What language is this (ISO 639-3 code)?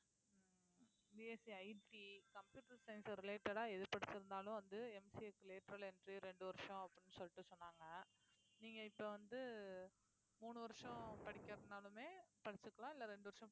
tam